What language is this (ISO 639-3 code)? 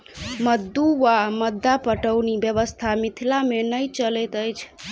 mai